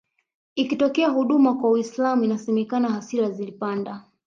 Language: Swahili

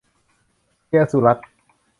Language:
Thai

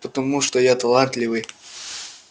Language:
Russian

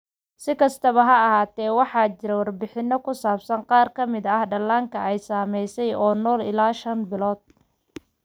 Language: Somali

